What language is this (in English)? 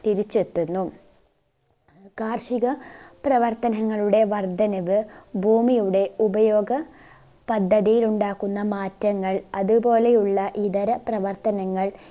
Malayalam